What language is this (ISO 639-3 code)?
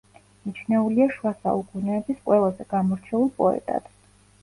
kat